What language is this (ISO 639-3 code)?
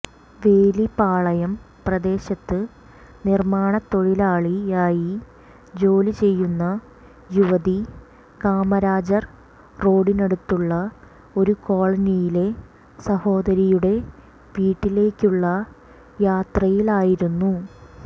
mal